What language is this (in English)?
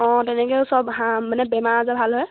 Assamese